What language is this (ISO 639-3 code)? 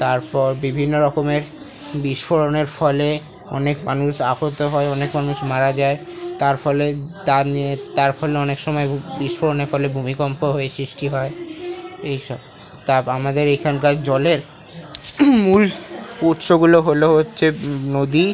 ben